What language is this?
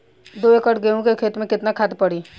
Bhojpuri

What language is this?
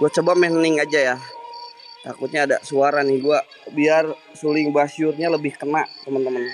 Indonesian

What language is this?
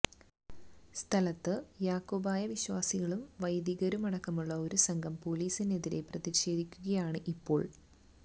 Malayalam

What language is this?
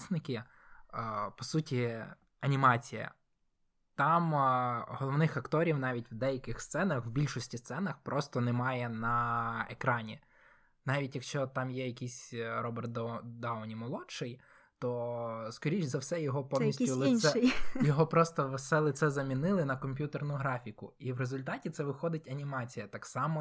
Ukrainian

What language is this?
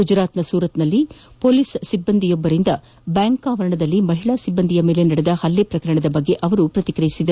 Kannada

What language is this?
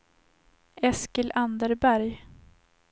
Swedish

